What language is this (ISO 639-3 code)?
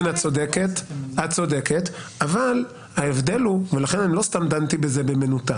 heb